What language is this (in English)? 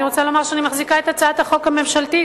Hebrew